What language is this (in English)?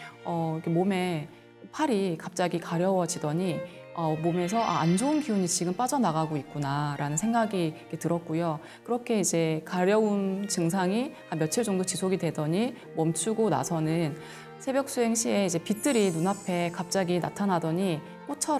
Korean